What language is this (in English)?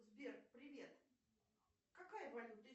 Russian